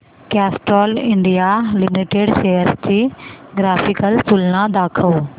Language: Marathi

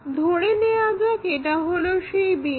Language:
Bangla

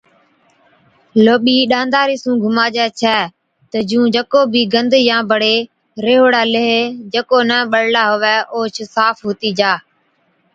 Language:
Od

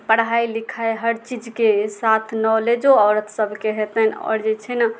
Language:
Maithili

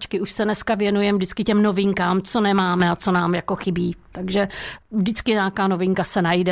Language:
Czech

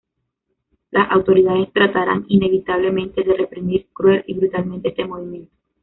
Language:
Spanish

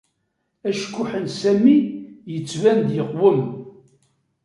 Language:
Kabyle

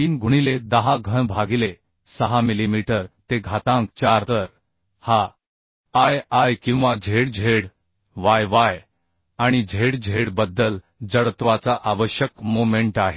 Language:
Marathi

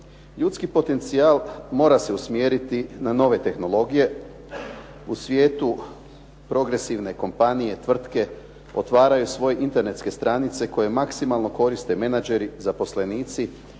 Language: Croatian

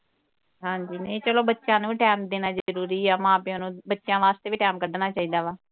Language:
Punjabi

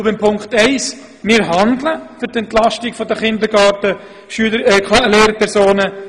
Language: Swiss German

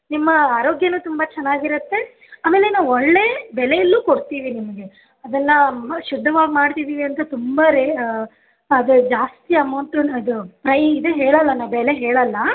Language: Kannada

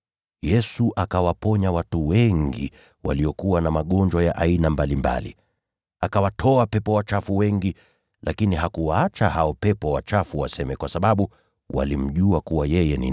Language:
Swahili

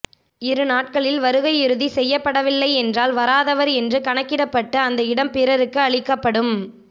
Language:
Tamil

